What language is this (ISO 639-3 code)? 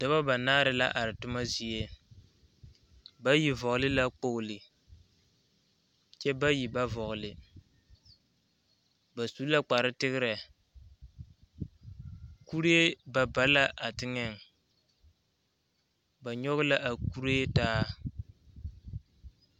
dga